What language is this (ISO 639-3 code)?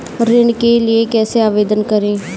hin